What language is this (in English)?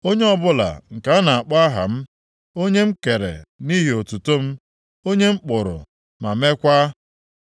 Igbo